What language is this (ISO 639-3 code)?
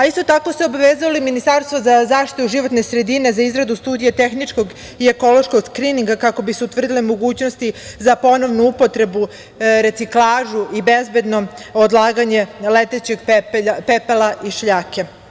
srp